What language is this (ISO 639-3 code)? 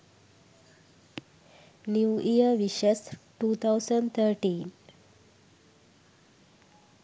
sin